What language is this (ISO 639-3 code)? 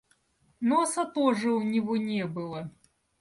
rus